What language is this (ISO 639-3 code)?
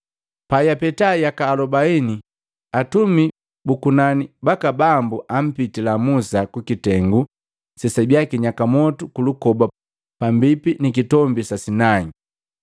mgv